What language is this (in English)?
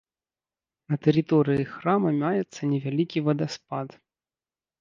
Belarusian